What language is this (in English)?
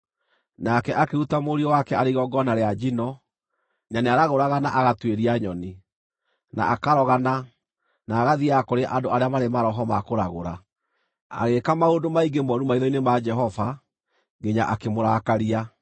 Kikuyu